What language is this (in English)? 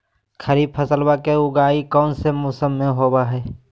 Magahi